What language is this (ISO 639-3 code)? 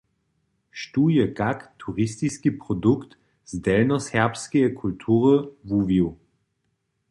hsb